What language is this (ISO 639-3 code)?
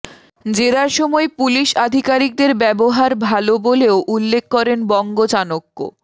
ben